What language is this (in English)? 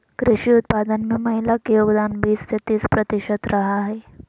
Magahi